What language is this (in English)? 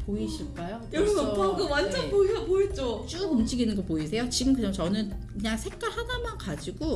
Korean